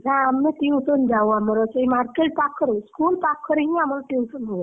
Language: Odia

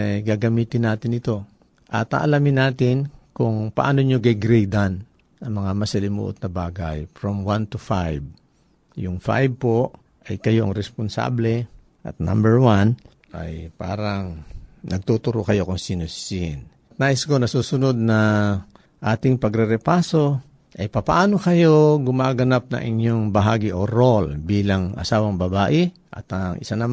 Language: Filipino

